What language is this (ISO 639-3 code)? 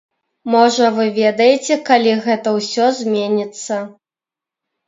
bel